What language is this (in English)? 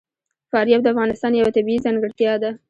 Pashto